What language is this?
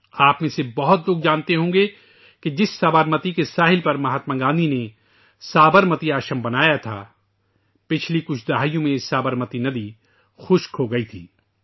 Urdu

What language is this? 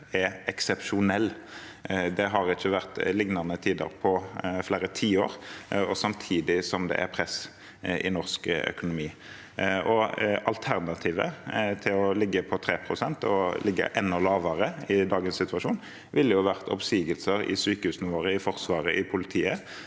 Norwegian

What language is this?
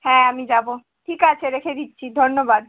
Bangla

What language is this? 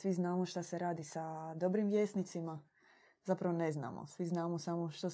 Croatian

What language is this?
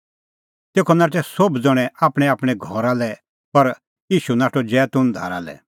Kullu Pahari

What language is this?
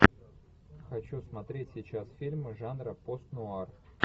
Russian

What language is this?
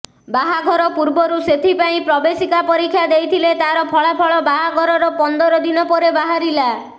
Odia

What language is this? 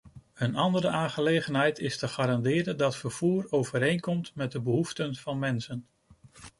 Dutch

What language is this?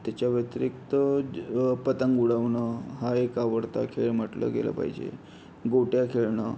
Marathi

